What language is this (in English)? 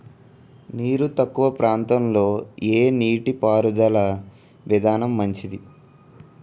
Telugu